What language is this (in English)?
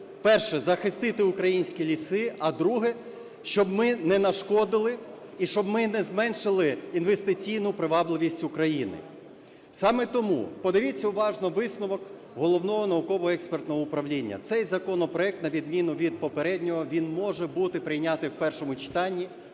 Ukrainian